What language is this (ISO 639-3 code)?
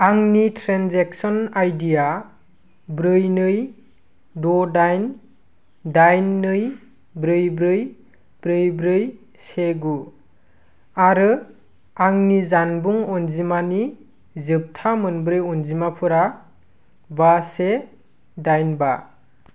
brx